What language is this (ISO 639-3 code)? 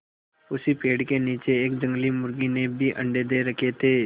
hin